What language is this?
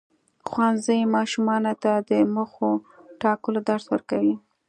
Pashto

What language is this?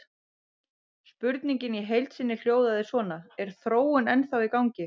Icelandic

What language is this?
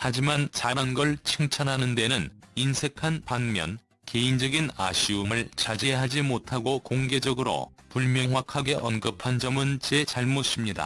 Korean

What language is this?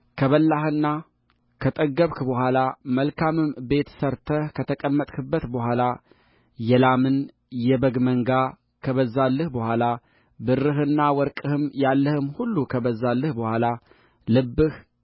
Amharic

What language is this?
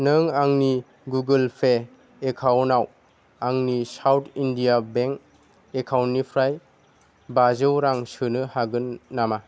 Bodo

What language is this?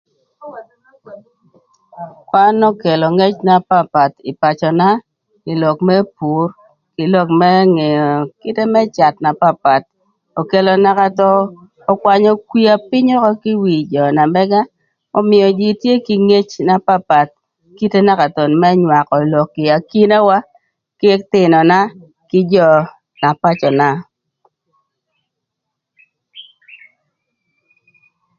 Thur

